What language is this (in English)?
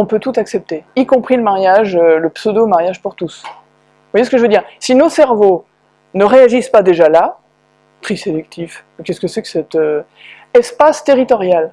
French